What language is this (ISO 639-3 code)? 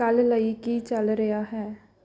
pan